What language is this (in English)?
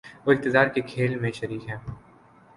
Urdu